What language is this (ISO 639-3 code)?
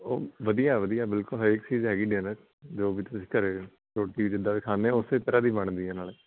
pan